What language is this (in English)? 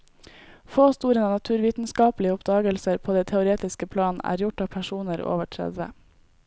Norwegian